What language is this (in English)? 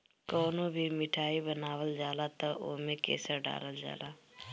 Bhojpuri